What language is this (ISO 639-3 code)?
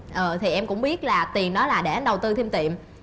vie